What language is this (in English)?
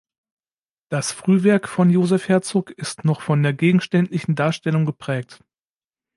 German